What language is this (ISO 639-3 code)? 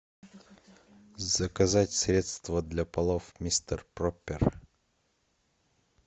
rus